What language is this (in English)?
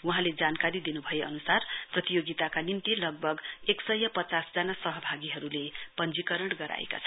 Nepali